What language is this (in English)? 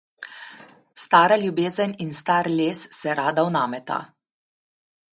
Slovenian